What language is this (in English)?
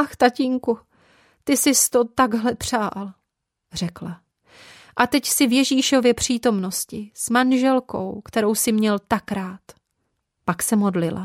Czech